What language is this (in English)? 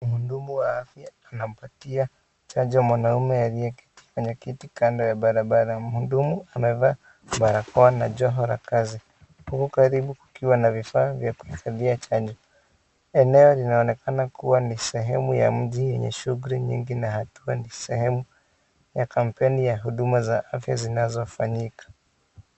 Swahili